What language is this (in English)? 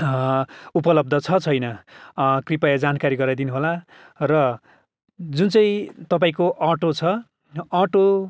Nepali